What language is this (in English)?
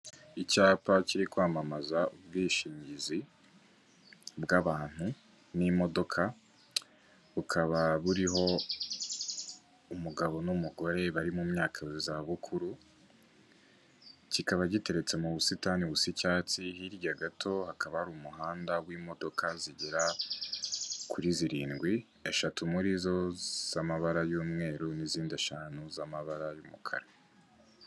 Kinyarwanda